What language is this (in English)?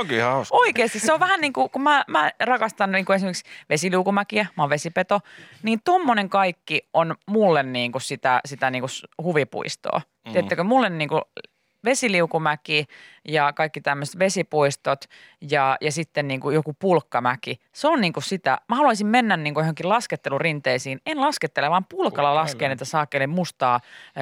Finnish